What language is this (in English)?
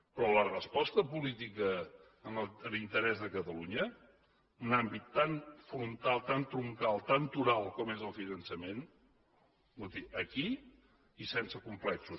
Catalan